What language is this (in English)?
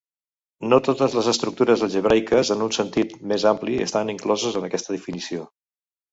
Catalan